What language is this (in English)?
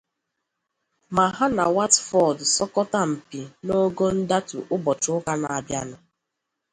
Igbo